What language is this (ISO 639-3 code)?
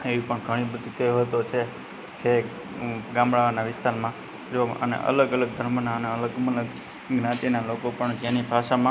guj